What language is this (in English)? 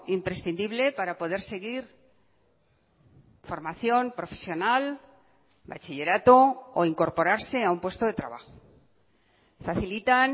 Spanish